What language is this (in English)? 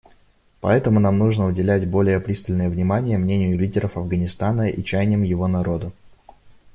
Russian